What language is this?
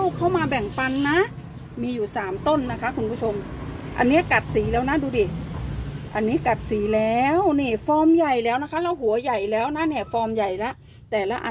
Thai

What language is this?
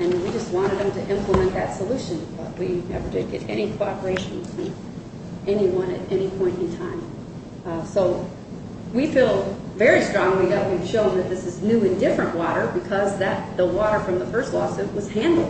English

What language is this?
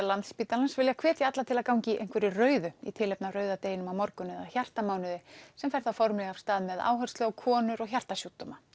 Icelandic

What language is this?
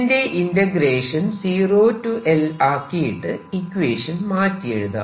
Malayalam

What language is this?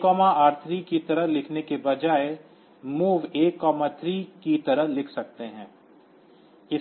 Hindi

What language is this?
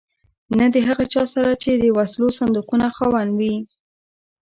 Pashto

